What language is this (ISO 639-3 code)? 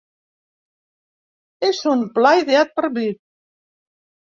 cat